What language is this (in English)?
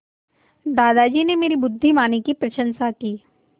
Hindi